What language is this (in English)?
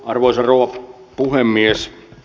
Finnish